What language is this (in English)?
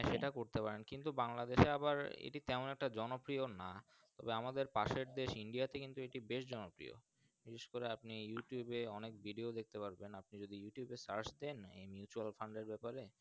Bangla